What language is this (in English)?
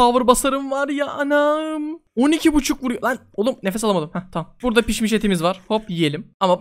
Turkish